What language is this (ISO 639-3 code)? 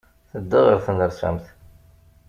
kab